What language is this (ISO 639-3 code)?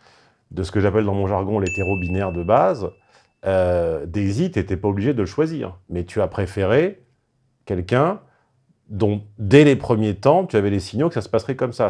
fra